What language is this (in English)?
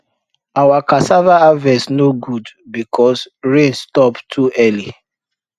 Nigerian Pidgin